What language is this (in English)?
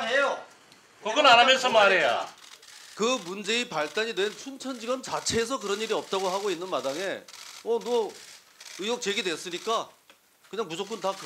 Korean